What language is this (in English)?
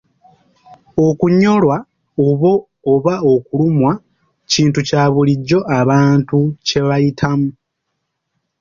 Ganda